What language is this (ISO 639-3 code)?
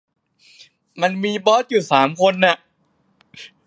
tha